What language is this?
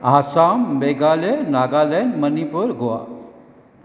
Sindhi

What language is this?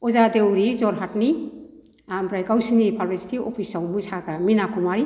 Bodo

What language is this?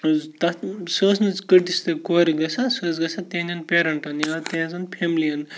Kashmiri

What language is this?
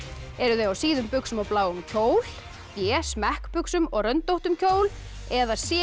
Icelandic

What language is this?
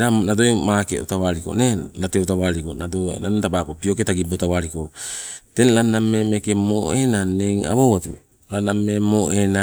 Sibe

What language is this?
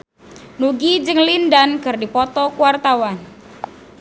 Sundanese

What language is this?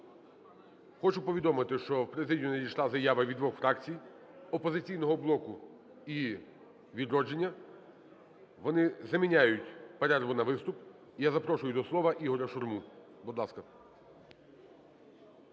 Ukrainian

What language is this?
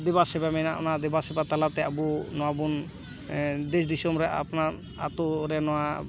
Santali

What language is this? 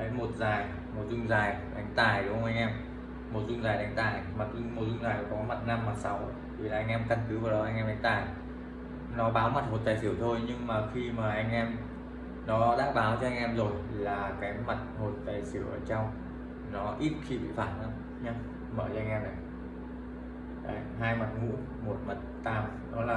Vietnamese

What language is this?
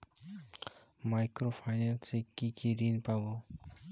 Bangla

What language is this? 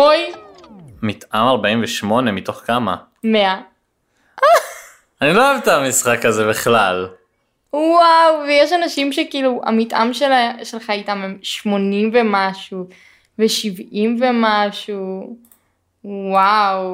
Hebrew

